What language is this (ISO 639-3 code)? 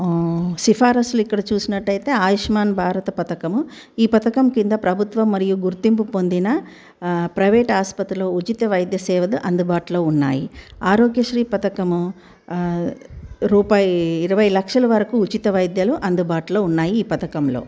tel